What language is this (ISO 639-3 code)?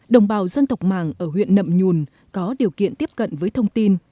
vie